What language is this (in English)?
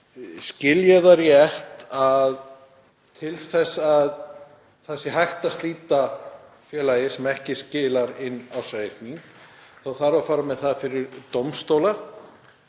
Icelandic